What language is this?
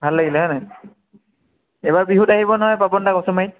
Assamese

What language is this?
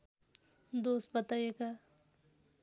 Nepali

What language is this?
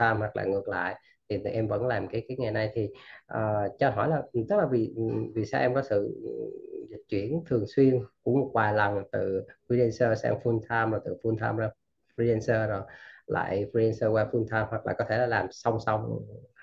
Vietnamese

